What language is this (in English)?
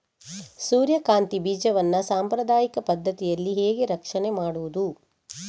Kannada